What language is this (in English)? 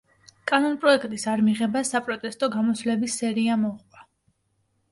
Georgian